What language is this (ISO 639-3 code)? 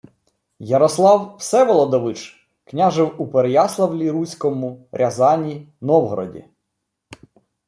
ukr